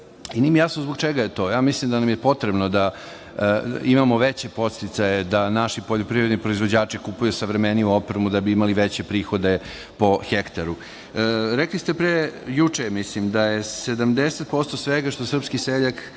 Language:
Serbian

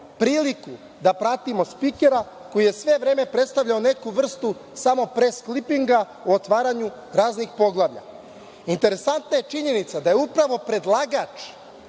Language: Serbian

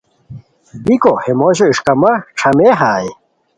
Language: Khowar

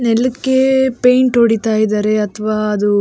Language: Kannada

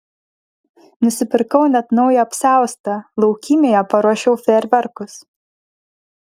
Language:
Lithuanian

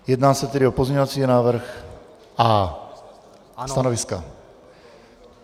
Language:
Czech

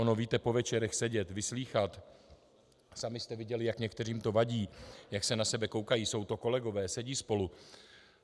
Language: Czech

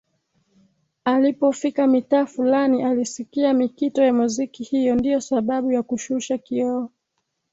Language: Swahili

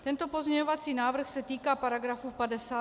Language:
Czech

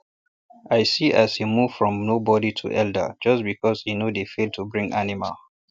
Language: Nigerian Pidgin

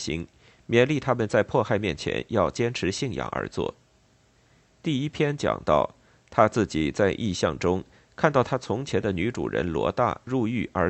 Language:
Chinese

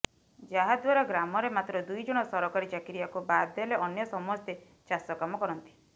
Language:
Odia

